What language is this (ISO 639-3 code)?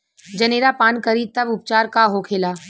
bho